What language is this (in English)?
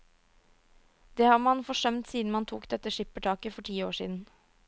Norwegian